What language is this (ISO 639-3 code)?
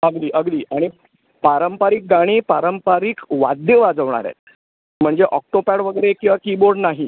mar